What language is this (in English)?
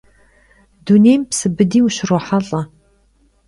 Kabardian